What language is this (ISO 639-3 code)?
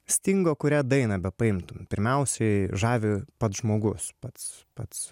lit